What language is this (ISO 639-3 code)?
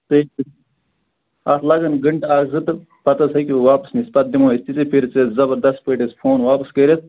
kas